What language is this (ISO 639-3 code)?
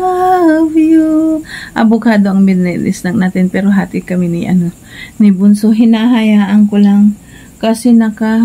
fil